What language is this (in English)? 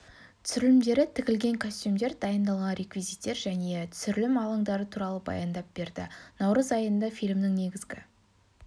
Kazakh